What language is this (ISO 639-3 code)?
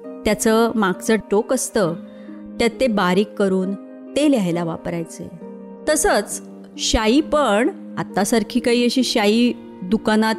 mar